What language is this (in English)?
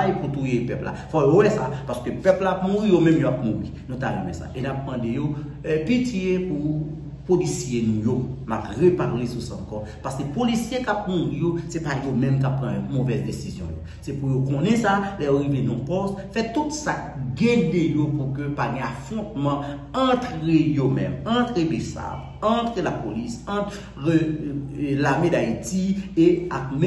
French